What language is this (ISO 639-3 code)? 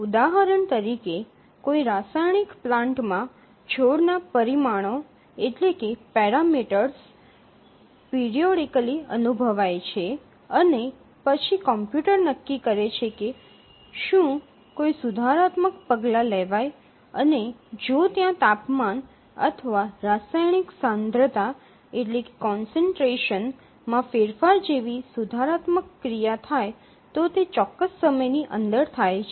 guj